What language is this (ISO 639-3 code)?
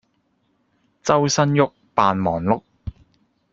yue